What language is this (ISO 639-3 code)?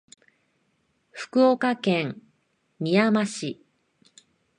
jpn